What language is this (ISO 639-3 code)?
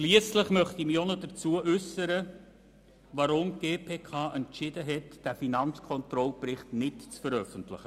gsw